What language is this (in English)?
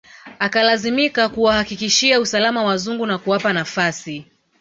Swahili